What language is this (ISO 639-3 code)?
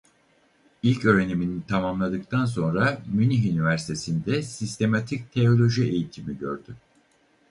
tur